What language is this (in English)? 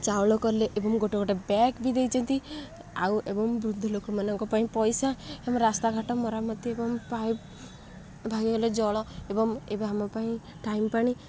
Odia